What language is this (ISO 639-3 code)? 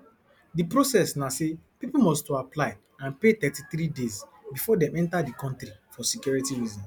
pcm